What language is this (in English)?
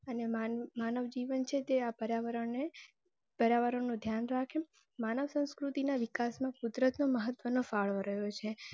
Gujarati